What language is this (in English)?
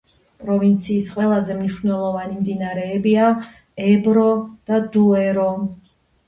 Georgian